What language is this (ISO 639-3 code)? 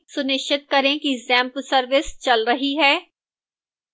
hin